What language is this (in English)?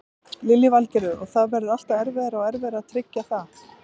Icelandic